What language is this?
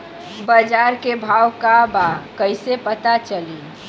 Bhojpuri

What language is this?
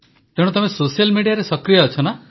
Odia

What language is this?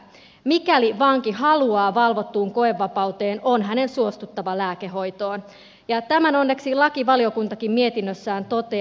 Finnish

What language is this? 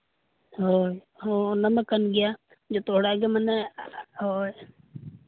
Santali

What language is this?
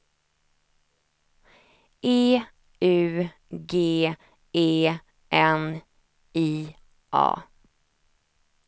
Swedish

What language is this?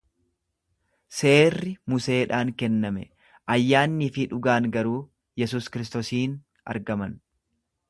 Oromo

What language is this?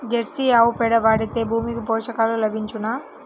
Telugu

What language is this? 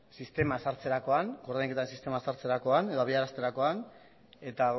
Basque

